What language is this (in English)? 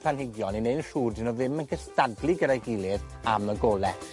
Welsh